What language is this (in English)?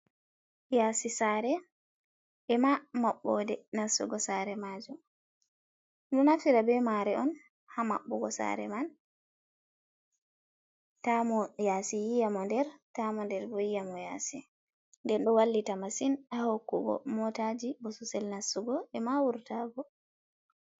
Fula